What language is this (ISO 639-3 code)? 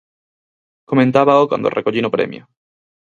glg